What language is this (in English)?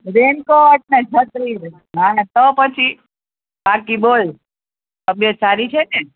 Gujarati